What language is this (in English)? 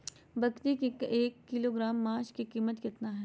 Magahi